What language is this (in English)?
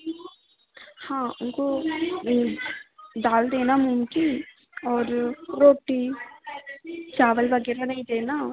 Hindi